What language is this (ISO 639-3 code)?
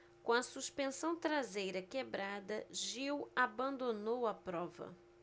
por